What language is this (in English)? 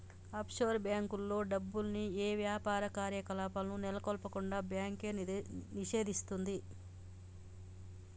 Telugu